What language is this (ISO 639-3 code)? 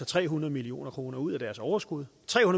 dan